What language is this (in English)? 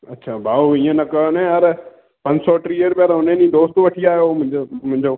Sindhi